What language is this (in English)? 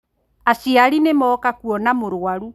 Kikuyu